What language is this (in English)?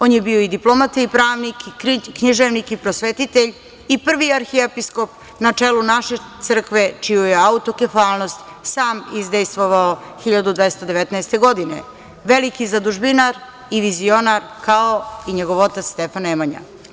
Serbian